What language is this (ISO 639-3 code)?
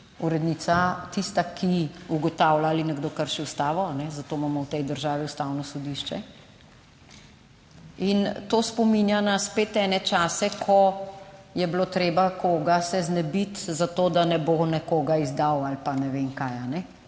slv